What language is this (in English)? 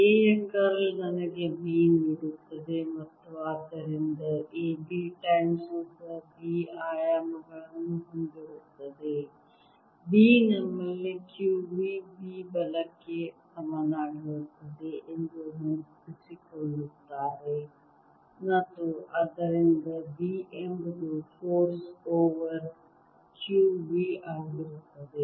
Kannada